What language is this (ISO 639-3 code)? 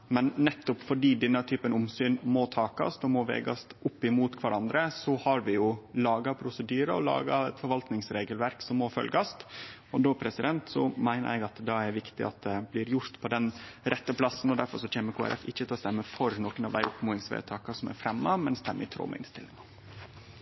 nno